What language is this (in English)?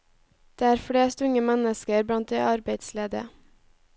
Norwegian